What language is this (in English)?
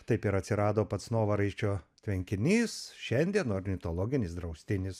Lithuanian